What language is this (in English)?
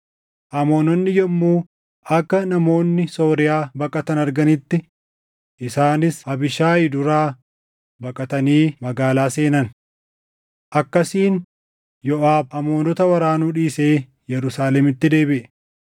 Oromo